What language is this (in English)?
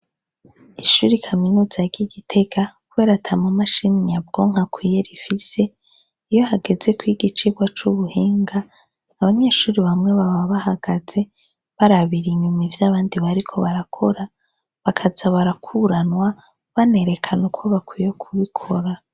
Rundi